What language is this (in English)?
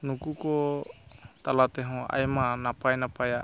Santali